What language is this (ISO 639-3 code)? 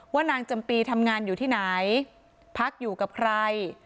tha